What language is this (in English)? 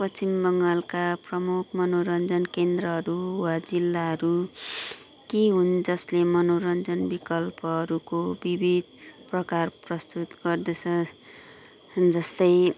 Nepali